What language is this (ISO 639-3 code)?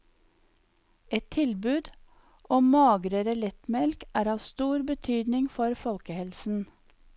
nor